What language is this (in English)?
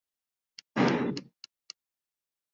Swahili